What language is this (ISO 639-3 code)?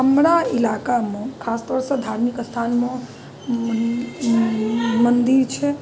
mai